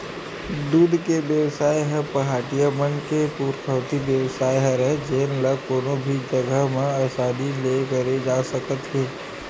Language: Chhattisgarhi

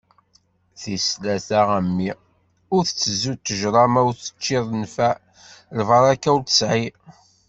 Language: Kabyle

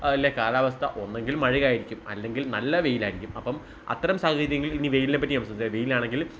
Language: Malayalam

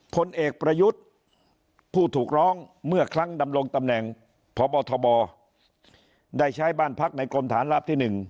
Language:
Thai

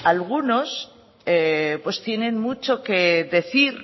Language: Spanish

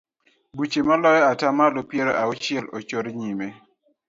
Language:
Luo (Kenya and Tanzania)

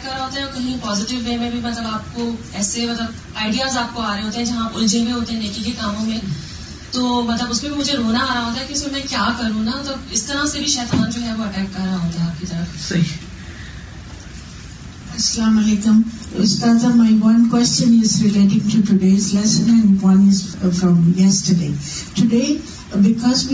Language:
Urdu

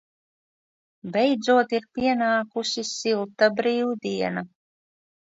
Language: Latvian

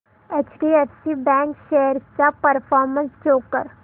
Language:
Marathi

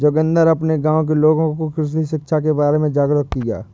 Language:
Hindi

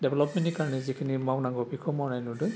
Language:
Bodo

